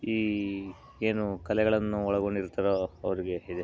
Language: Kannada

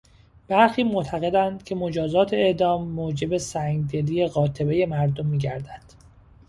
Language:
Persian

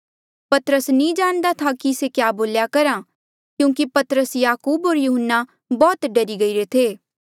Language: Mandeali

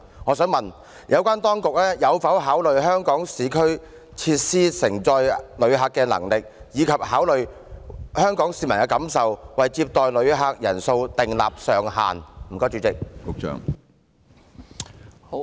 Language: Cantonese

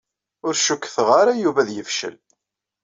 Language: Kabyle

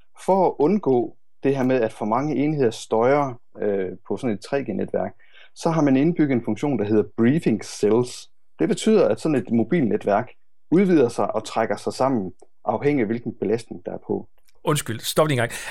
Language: Danish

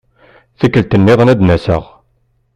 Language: Kabyle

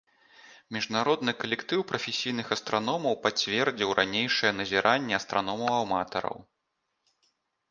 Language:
Belarusian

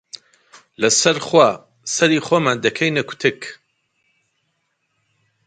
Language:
Central Kurdish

